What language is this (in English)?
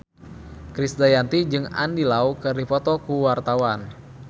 Sundanese